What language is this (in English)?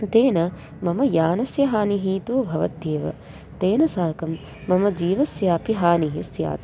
Sanskrit